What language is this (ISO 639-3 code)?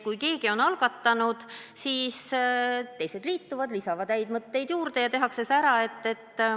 est